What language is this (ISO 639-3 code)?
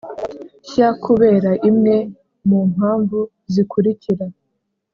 kin